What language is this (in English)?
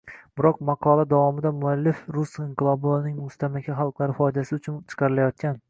Uzbek